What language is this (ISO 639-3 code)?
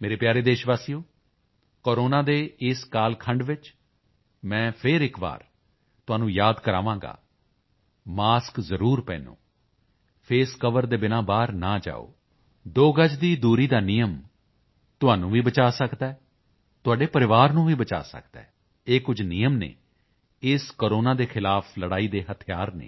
pan